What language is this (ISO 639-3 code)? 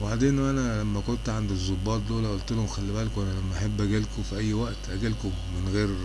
ara